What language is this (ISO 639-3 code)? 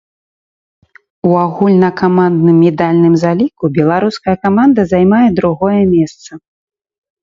bel